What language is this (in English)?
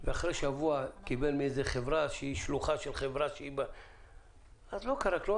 Hebrew